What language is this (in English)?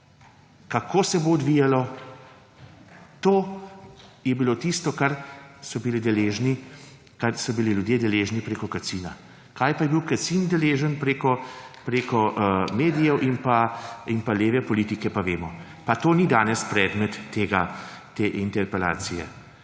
Slovenian